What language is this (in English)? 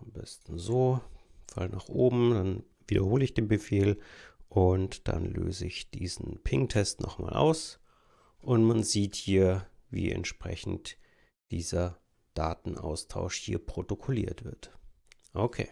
German